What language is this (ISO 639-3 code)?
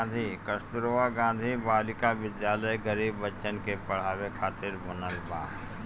bho